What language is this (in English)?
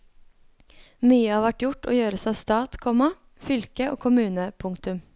Norwegian